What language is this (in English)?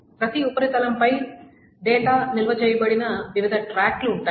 Telugu